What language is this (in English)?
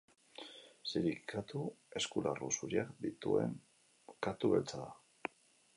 Basque